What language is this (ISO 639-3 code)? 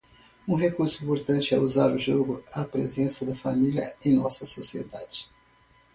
por